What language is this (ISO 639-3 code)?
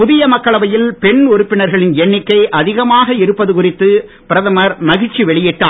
tam